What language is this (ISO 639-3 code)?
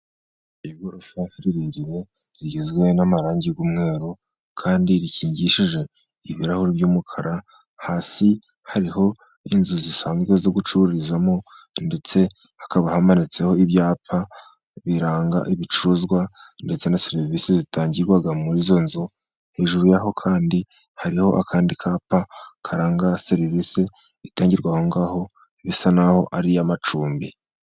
kin